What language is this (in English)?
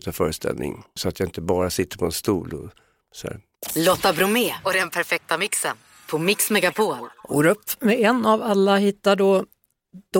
Swedish